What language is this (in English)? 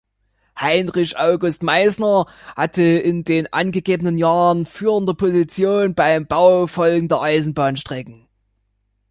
German